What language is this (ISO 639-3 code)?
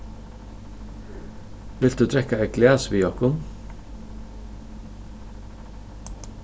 fao